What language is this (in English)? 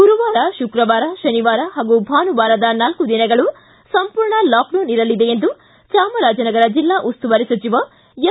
Kannada